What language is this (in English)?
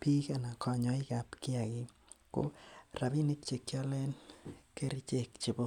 Kalenjin